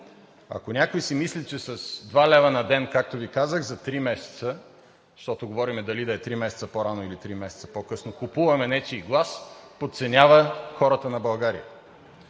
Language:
Bulgarian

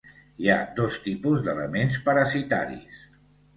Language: Catalan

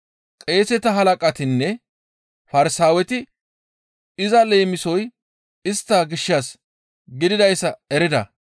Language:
Gamo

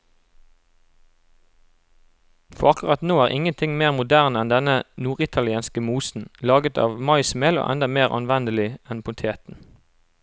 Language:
Norwegian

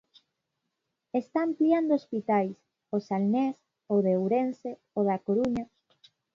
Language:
Galician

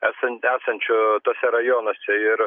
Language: Lithuanian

